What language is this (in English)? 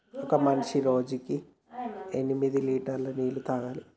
Telugu